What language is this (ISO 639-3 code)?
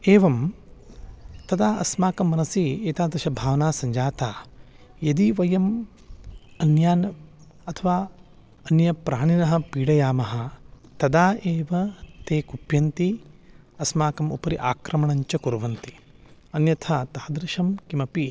san